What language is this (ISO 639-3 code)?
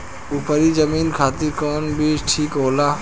bho